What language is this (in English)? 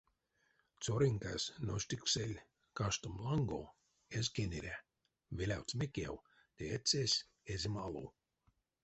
Erzya